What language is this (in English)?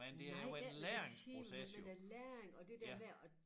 Danish